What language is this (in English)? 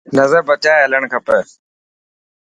Dhatki